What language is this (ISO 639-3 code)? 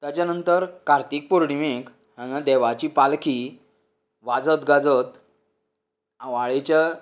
kok